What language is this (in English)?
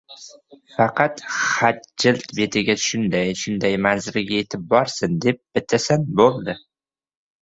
Uzbek